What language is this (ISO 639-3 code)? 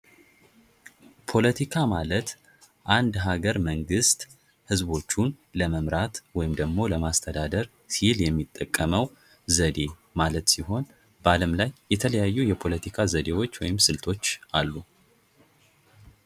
amh